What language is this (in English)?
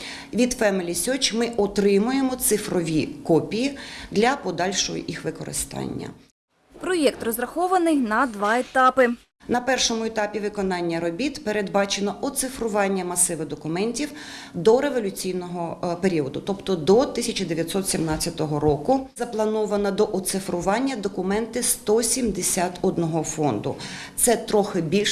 Ukrainian